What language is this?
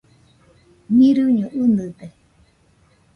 Nüpode Huitoto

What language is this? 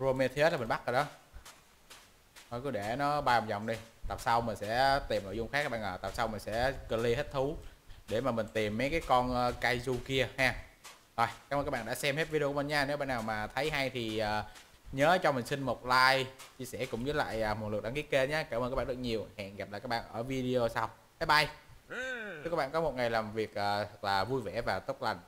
Vietnamese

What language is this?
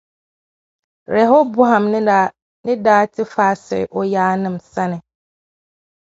Dagbani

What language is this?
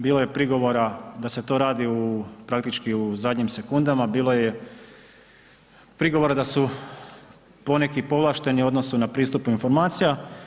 Croatian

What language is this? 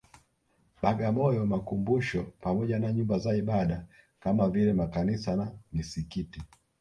Swahili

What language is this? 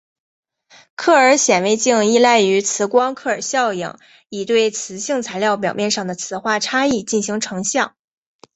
Chinese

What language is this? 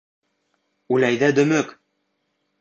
Bashkir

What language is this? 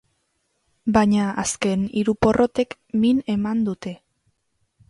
Basque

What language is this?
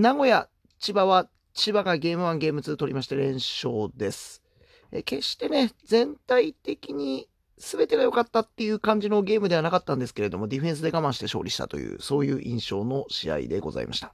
Japanese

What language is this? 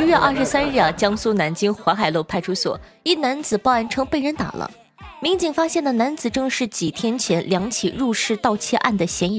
Chinese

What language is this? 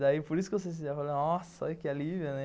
Portuguese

